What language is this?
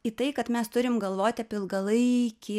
Lithuanian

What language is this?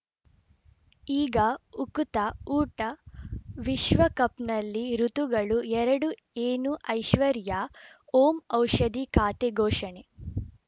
Kannada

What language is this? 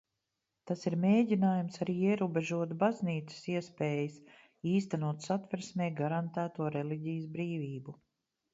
Latvian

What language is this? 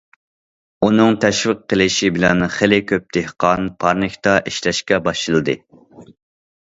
Uyghur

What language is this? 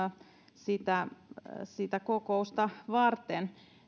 Finnish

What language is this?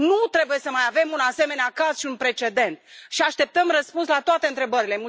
Romanian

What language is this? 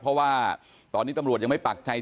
Thai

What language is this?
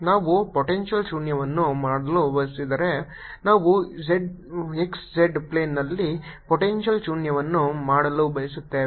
Kannada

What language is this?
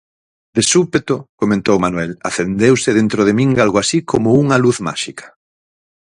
Galician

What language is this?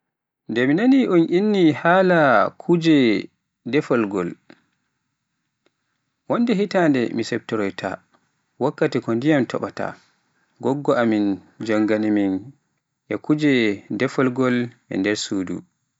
Pular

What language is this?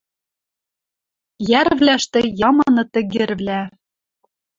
Western Mari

